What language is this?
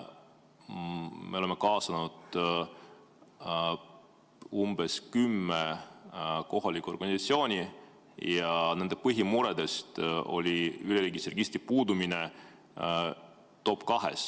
Estonian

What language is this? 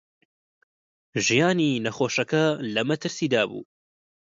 Central Kurdish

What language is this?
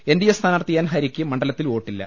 Malayalam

